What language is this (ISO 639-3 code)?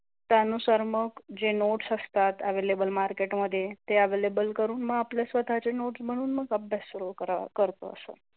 mar